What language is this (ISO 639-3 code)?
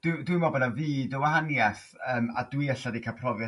cym